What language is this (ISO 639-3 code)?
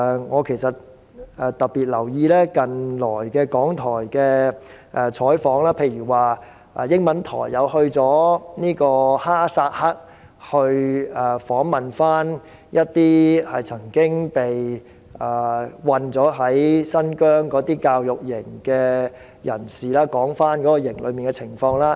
yue